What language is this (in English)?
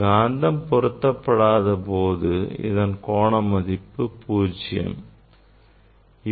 Tamil